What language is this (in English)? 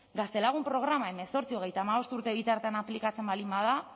Basque